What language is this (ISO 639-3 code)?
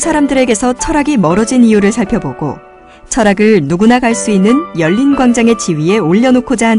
kor